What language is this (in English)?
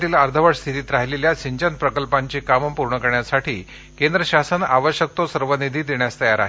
Marathi